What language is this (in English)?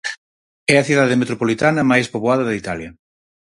Galician